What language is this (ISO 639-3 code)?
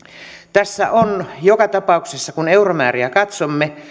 fin